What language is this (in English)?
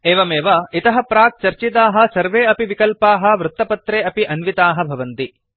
Sanskrit